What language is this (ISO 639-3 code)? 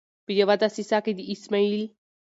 pus